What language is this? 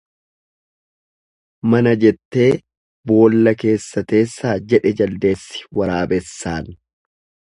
Oromo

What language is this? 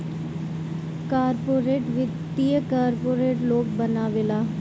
Bhojpuri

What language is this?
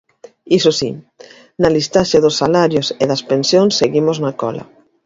Galician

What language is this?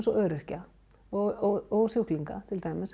Icelandic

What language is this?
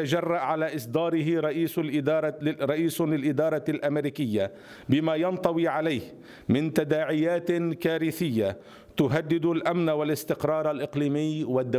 Arabic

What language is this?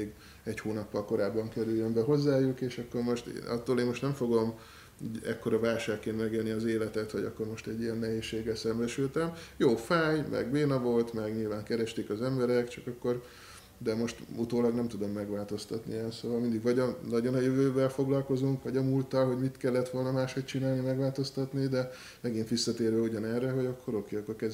Hungarian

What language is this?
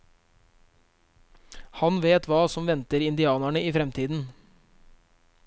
Norwegian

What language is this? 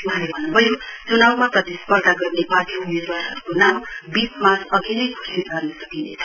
Nepali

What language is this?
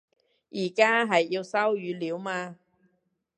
Cantonese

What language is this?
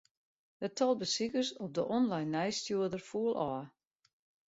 Western Frisian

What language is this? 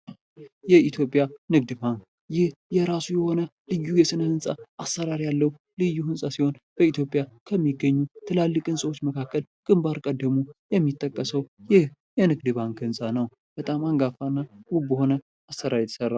Amharic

